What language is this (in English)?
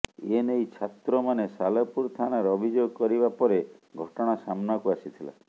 Odia